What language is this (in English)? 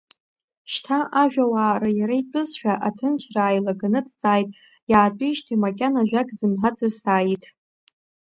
Abkhazian